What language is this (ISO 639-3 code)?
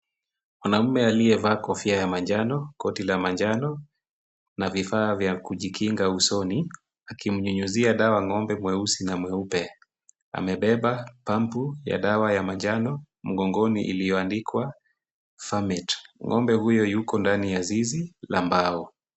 swa